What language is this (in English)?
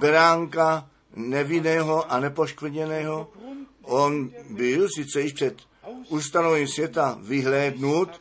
Czech